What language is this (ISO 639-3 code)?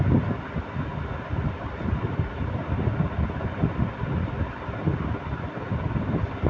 mai